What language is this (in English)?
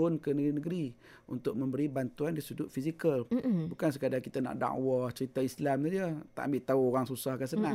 Malay